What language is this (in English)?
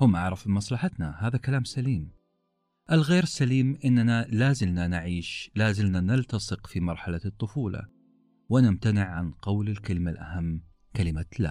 Arabic